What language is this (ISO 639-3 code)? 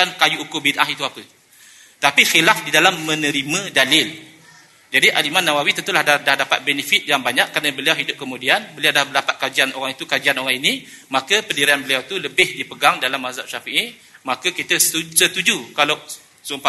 msa